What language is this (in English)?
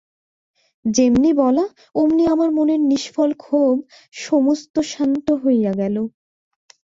Bangla